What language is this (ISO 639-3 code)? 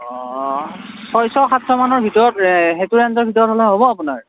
asm